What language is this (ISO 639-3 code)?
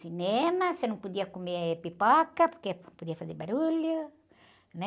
por